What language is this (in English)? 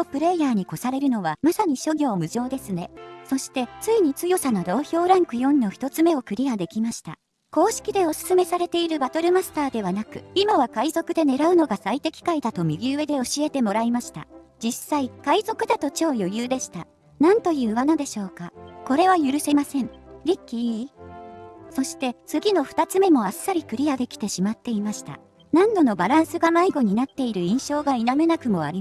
Japanese